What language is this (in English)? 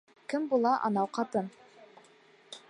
Bashkir